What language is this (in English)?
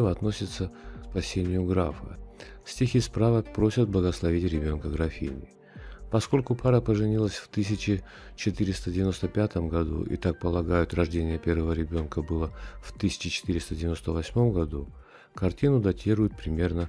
Russian